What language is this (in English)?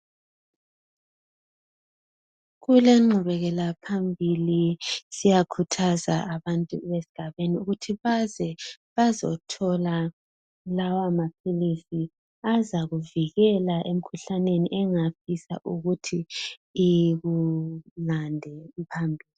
North Ndebele